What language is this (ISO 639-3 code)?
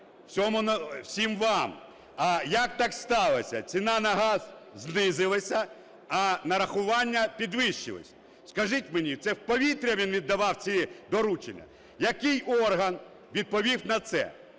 ukr